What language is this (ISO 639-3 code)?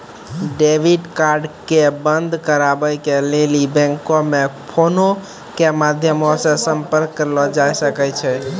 mai